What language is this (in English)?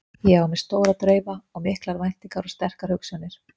Icelandic